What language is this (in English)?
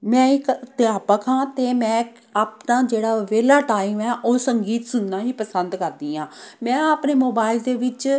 Punjabi